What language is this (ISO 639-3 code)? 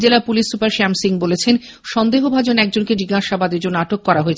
ben